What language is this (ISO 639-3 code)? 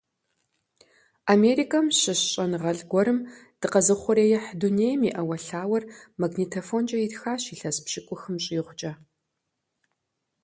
kbd